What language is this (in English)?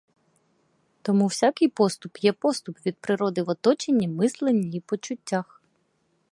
Ukrainian